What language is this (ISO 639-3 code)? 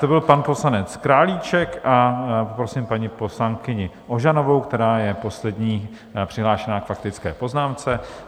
ces